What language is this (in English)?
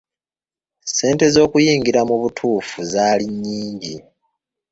Ganda